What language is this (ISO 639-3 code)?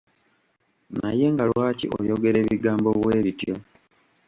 lug